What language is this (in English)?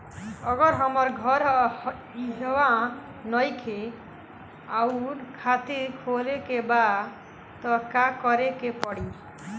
Bhojpuri